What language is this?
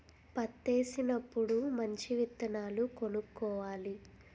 Telugu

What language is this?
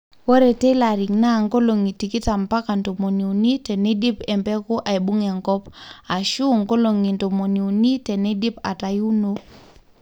Masai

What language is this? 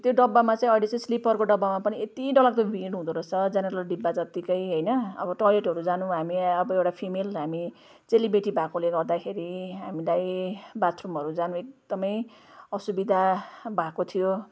Nepali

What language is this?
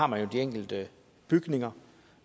Danish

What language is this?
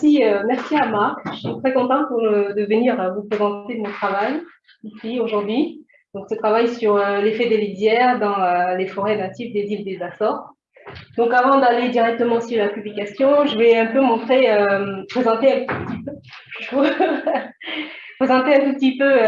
French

